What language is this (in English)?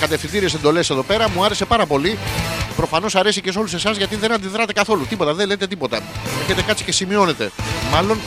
Greek